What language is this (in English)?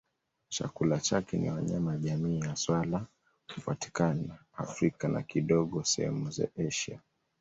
Swahili